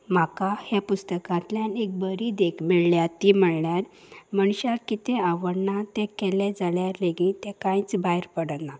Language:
Konkani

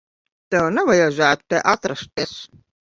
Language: Latvian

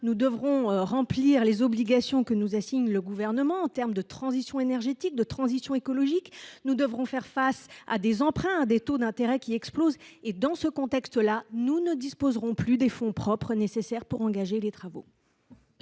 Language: French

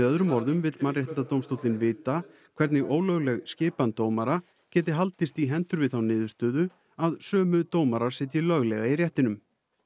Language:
Icelandic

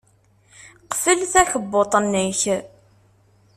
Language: Kabyle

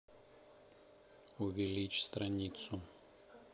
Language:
Russian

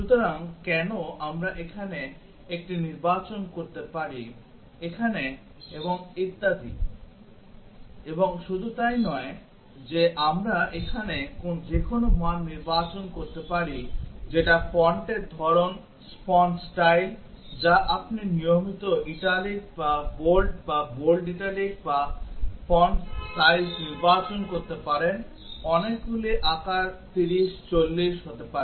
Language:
Bangla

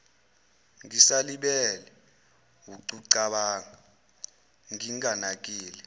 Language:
Zulu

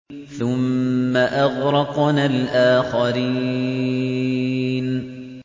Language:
Arabic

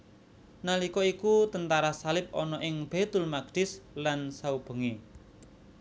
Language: Javanese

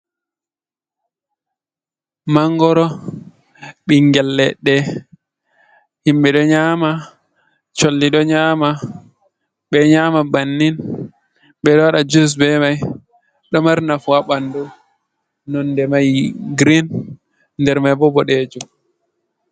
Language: Fula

